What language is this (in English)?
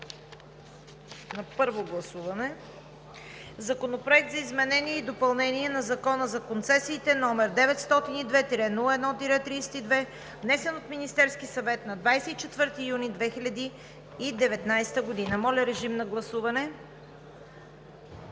Bulgarian